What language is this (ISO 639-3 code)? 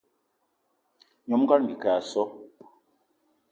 eto